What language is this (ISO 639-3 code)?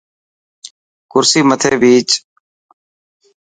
mki